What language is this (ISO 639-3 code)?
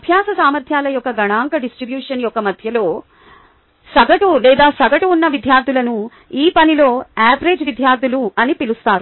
tel